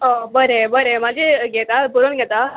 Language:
Konkani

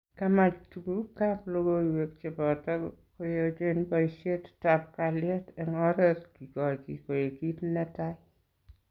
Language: Kalenjin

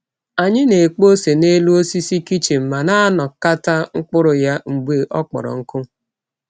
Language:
Igbo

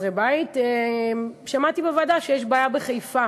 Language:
Hebrew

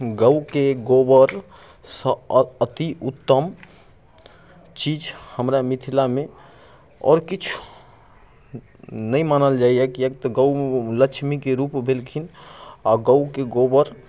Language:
Maithili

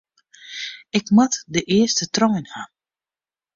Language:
Western Frisian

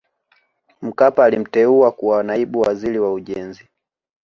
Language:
Swahili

